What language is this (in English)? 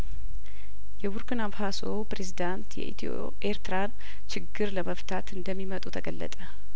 Amharic